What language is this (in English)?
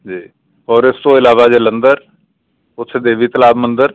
Punjabi